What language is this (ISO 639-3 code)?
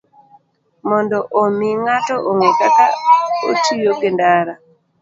luo